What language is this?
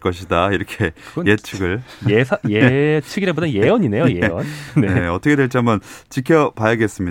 Korean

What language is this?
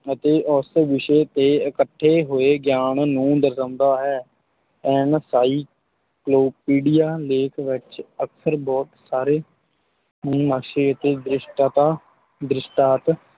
Punjabi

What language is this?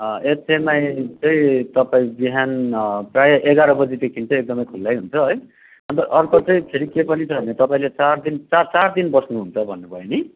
Nepali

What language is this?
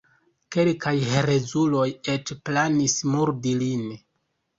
Esperanto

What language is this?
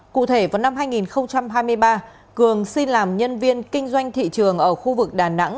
Vietnamese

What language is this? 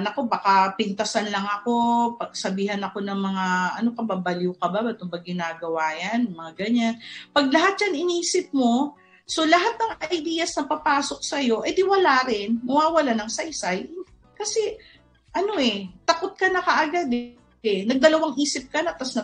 Filipino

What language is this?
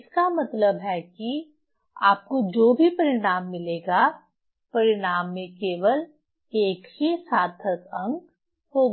Hindi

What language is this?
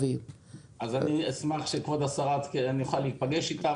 Hebrew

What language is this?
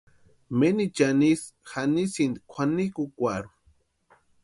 Western Highland Purepecha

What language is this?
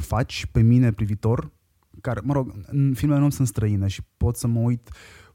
Romanian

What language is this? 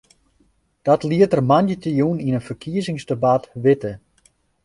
Western Frisian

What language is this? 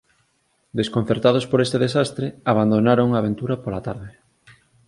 Galician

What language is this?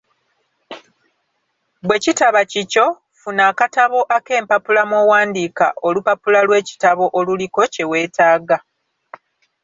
Ganda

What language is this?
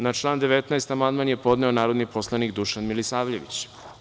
Serbian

